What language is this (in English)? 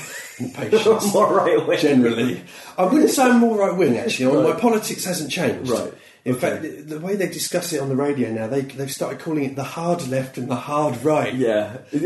English